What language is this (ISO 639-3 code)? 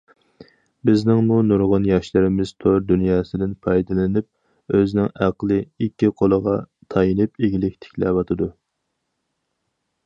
uig